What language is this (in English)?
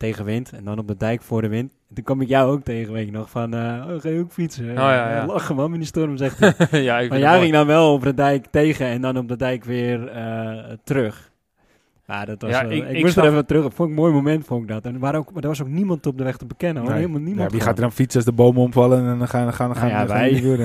Dutch